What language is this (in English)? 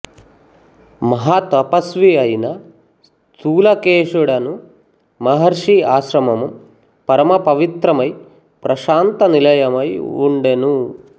Telugu